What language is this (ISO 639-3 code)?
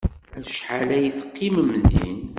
kab